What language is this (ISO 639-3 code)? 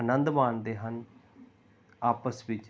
pan